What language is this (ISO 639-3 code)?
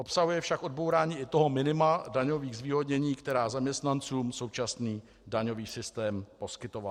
ces